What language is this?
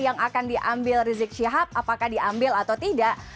Indonesian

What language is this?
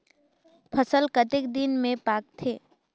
Chhattisgarhi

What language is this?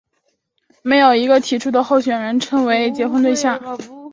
Chinese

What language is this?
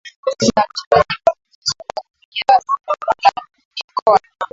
Swahili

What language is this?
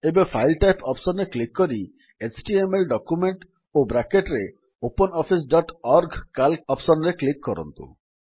Odia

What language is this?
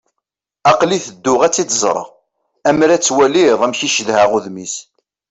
Kabyle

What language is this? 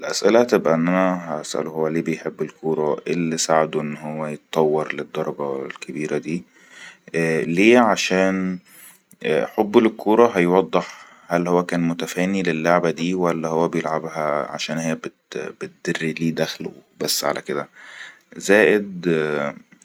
Egyptian Arabic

